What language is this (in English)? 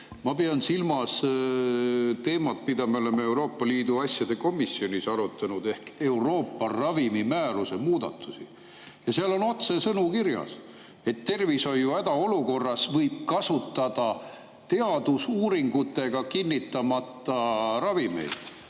Estonian